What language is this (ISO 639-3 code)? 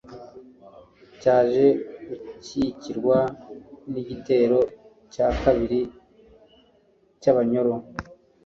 kin